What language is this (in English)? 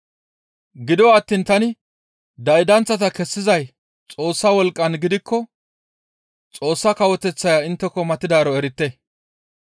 Gamo